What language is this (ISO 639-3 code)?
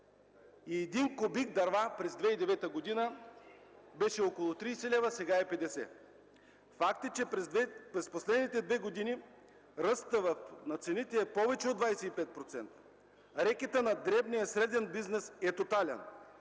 bul